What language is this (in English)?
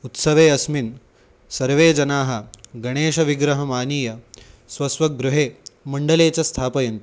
Sanskrit